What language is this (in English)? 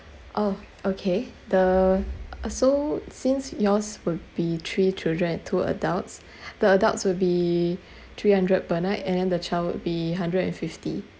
English